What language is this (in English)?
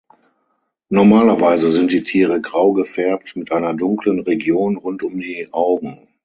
German